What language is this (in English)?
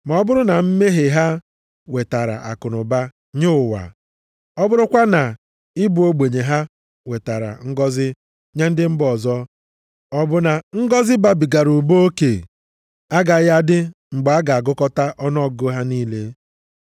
Igbo